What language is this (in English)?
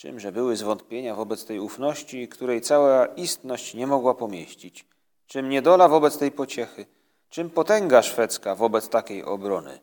Polish